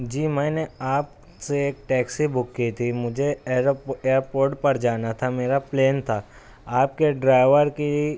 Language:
Urdu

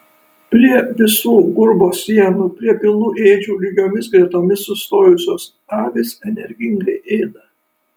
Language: Lithuanian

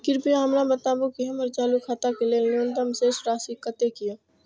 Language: Maithili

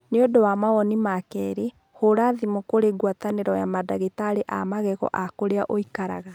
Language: Kikuyu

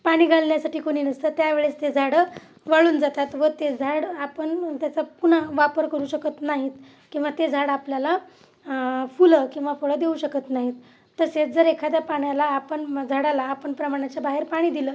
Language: Marathi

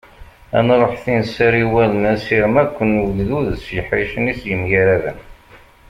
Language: Kabyle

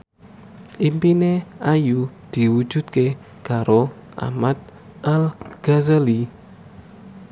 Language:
Javanese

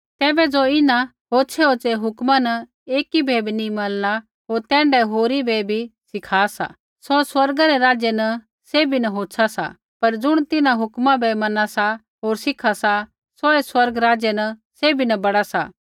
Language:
Kullu Pahari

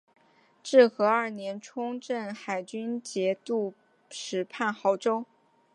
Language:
Chinese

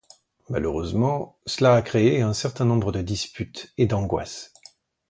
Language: French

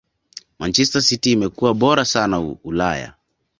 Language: Swahili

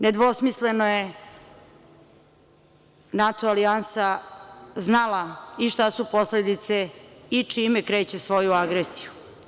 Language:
Serbian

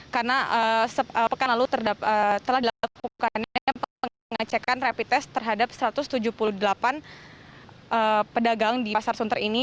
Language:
Indonesian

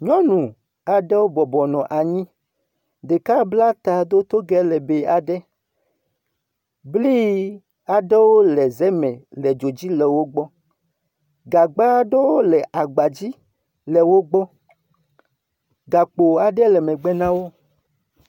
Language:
Ewe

